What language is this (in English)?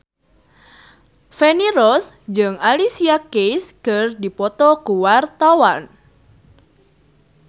Sundanese